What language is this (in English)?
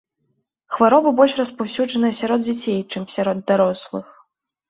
Belarusian